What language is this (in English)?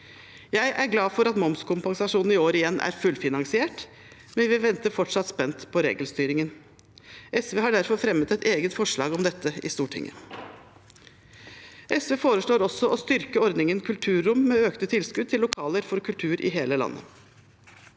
Norwegian